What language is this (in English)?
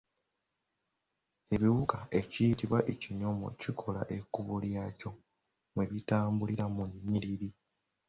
Ganda